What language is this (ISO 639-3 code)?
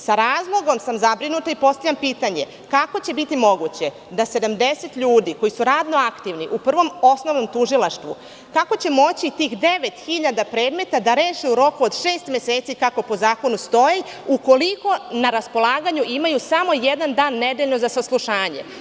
srp